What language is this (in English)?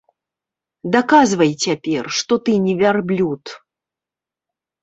Belarusian